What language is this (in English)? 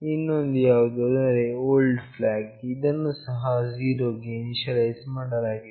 Kannada